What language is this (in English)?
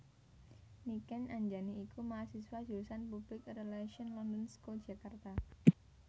Javanese